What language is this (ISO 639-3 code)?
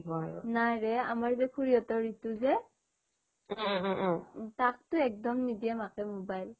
asm